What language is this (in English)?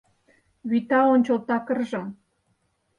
Mari